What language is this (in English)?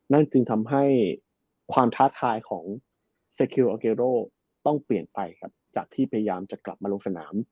Thai